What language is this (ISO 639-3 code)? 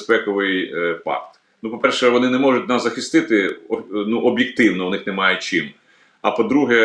ukr